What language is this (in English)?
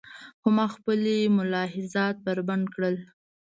Pashto